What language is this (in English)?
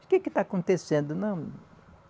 Portuguese